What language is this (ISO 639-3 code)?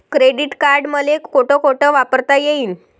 mar